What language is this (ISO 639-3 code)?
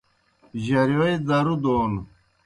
plk